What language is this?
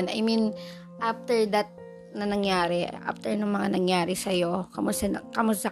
Filipino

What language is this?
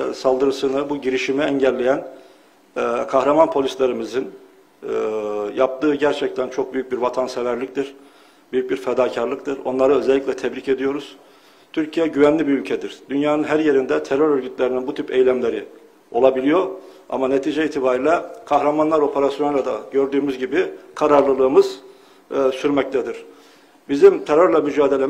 Turkish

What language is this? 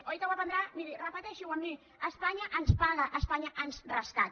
Catalan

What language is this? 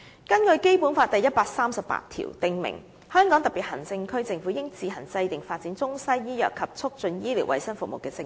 Cantonese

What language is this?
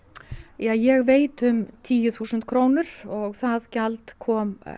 Icelandic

